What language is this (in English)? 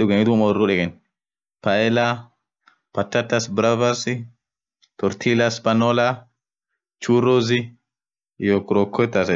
Orma